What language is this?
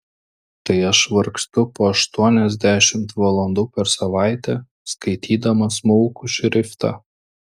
Lithuanian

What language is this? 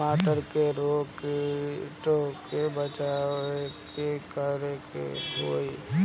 Bhojpuri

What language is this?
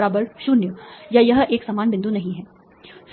Hindi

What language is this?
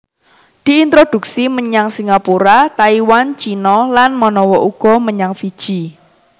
Javanese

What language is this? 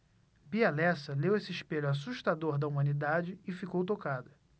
Portuguese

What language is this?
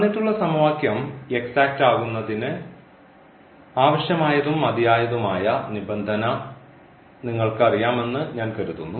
Malayalam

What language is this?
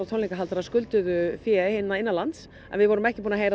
Icelandic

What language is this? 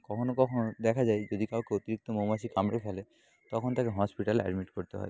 Bangla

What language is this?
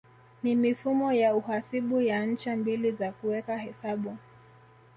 Swahili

